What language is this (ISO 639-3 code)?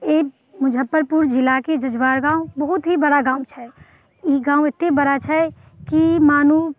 mai